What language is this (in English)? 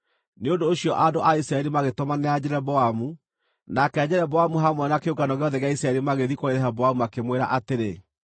Kikuyu